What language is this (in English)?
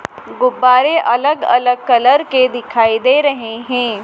Hindi